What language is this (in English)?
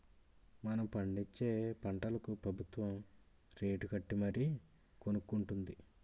Telugu